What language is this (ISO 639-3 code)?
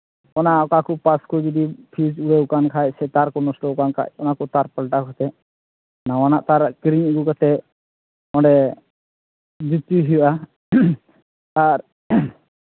sat